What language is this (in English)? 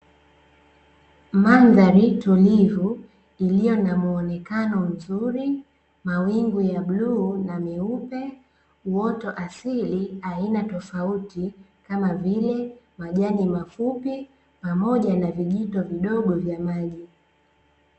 Swahili